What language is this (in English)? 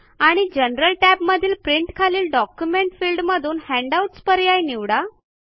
Marathi